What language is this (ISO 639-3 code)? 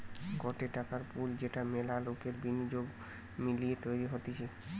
ben